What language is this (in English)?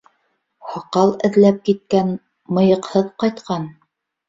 Bashkir